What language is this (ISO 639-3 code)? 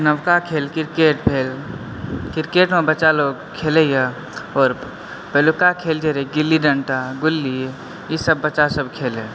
mai